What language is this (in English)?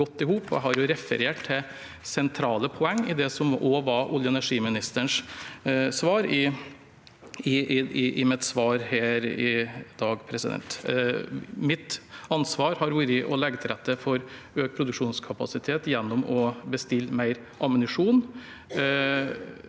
Norwegian